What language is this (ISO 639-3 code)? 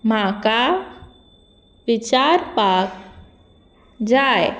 kok